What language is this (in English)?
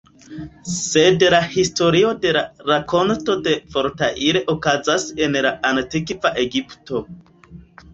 Esperanto